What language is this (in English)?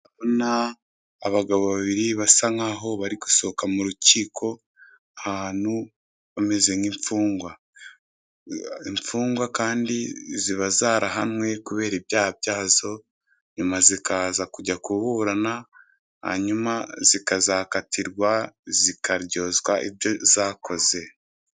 Kinyarwanda